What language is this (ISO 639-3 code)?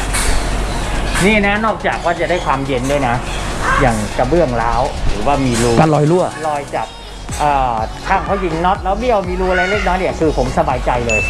tha